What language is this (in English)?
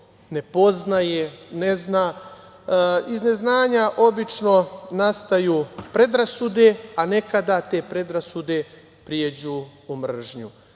Serbian